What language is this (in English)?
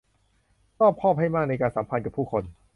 Thai